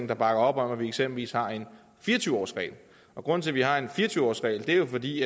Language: Danish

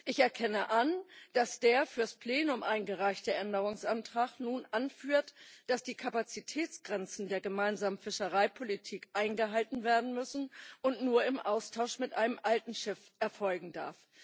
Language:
German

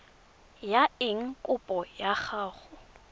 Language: Tswana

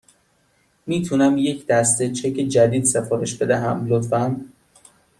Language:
Persian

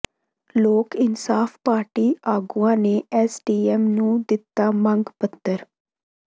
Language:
Punjabi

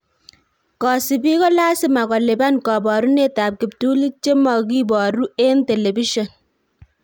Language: Kalenjin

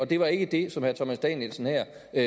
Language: Danish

